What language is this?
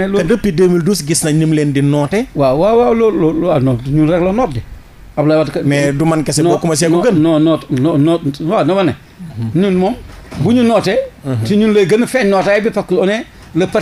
French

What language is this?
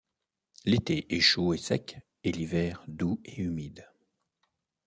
French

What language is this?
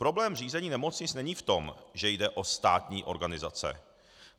Czech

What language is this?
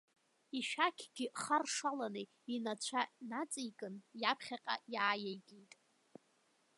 Abkhazian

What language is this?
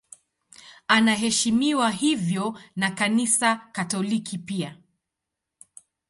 Swahili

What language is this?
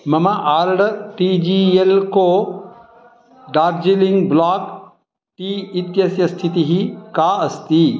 Sanskrit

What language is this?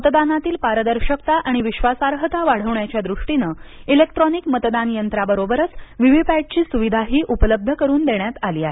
Marathi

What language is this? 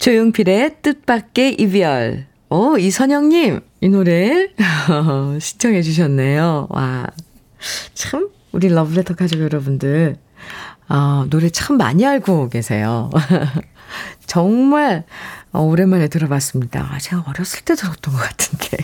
Korean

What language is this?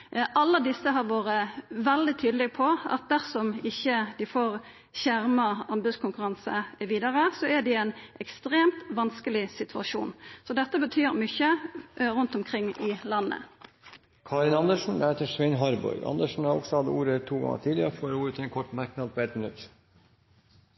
Norwegian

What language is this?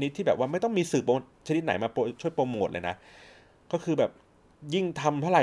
Thai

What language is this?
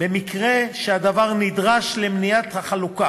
Hebrew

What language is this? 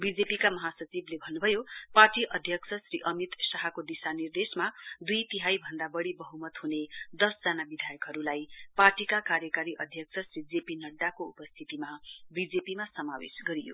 Nepali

